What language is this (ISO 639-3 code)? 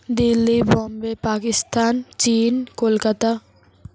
ben